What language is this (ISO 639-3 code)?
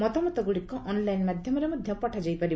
ori